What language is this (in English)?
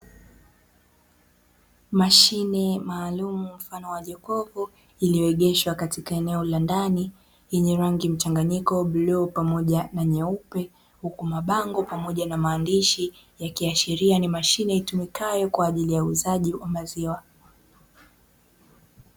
Swahili